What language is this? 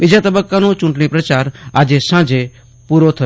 Gujarati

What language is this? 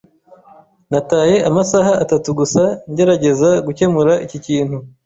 Kinyarwanda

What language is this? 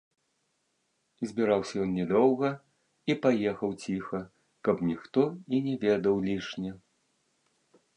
Belarusian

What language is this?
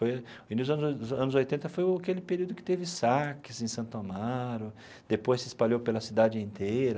Portuguese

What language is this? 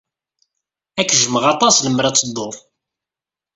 Kabyle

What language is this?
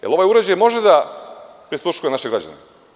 Serbian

